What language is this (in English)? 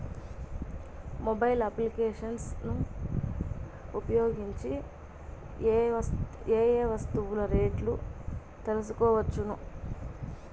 Telugu